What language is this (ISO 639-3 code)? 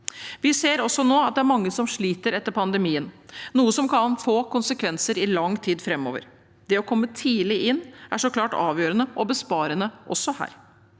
nor